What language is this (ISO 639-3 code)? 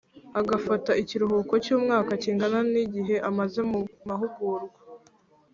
kin